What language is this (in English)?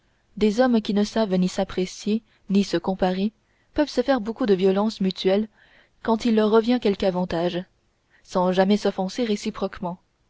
French